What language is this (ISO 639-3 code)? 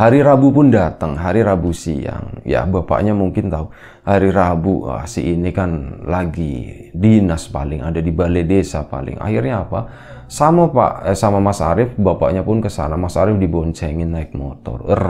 ind